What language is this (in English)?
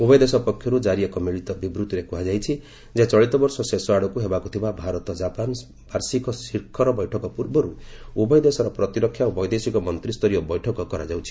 Odia